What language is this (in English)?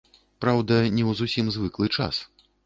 Belarusian